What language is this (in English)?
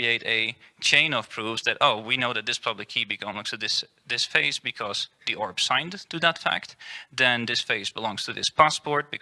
English